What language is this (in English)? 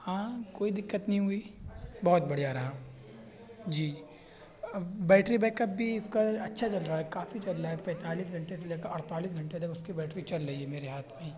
Urdu